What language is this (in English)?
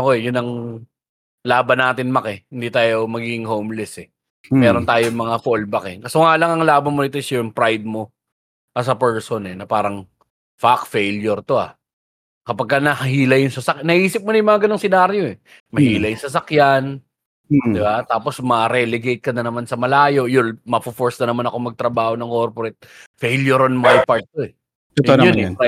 Filipino